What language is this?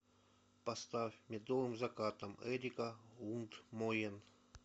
Russian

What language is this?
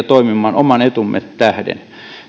Finnish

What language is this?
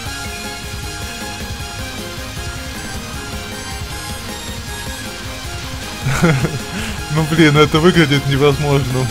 Russian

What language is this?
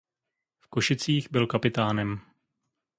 Czech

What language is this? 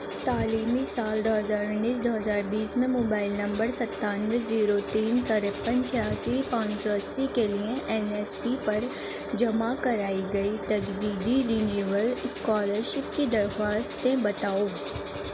Urdu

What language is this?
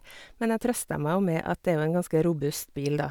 Norwegian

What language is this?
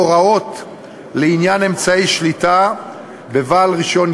Hebrew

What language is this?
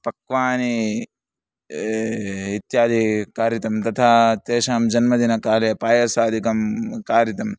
Sanskrit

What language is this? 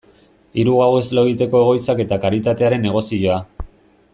Basque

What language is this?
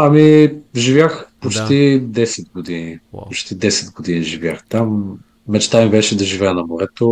Bulgarian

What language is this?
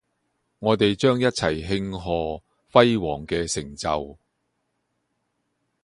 Cantonese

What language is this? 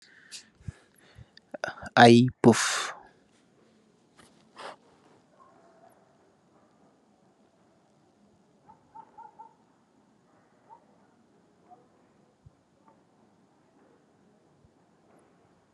Wolof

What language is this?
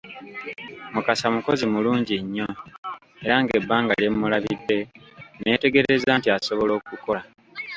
Ganda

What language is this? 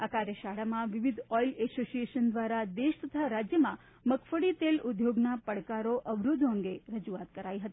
Gujarati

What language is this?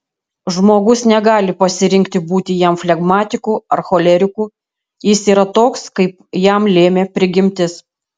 Lithuanian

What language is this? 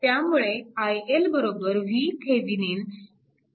Marathi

